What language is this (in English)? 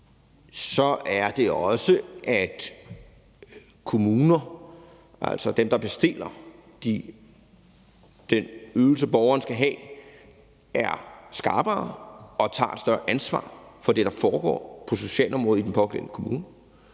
Danish